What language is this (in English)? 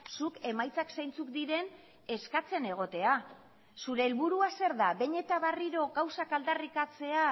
Basque